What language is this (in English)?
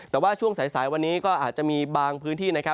Thai